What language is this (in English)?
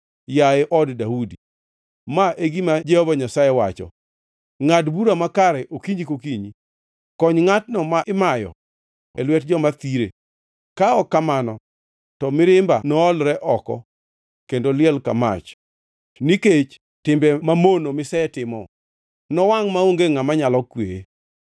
Luo (Kenya and Tanzania)